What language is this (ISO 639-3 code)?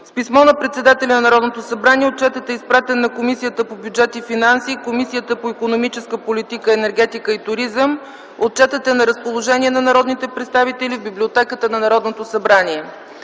bul